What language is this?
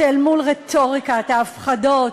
Hebrew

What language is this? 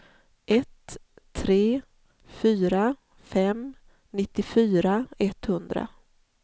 Swedish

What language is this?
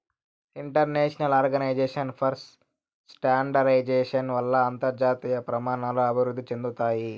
Telugu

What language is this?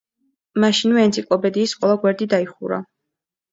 Georgian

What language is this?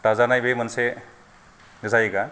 Bodo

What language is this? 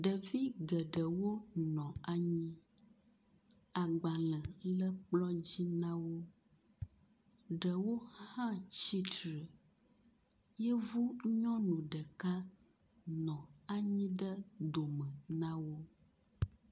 Ewe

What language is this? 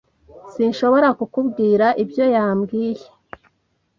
Kinyarwanda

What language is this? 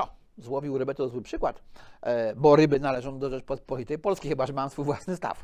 Polish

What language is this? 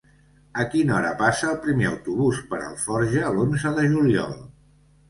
Catalan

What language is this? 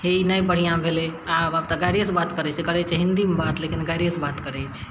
Maithili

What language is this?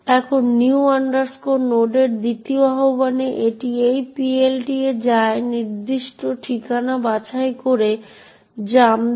Bangla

